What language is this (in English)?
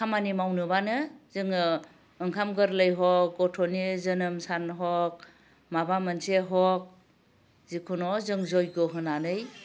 Bodo